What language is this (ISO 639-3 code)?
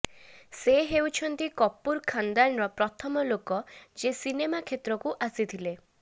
ori